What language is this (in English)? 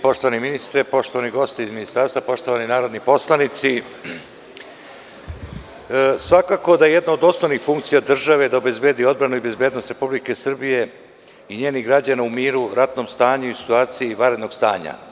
Serbian